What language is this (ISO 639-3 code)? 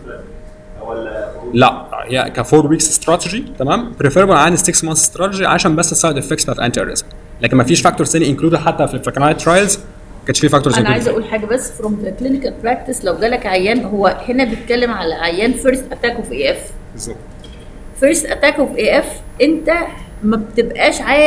ara